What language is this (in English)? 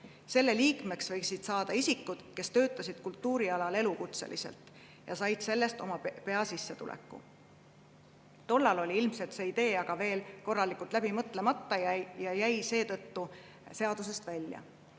Estonian